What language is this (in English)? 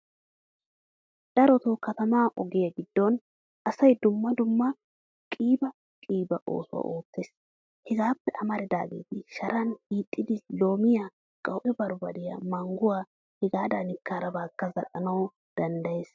Wolaytta